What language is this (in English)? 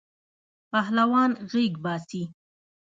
Pashto